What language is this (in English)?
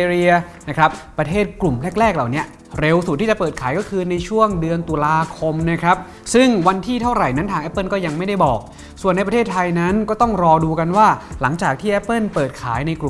Thai